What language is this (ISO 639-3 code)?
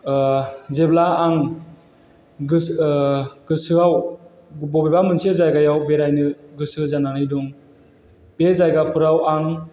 brx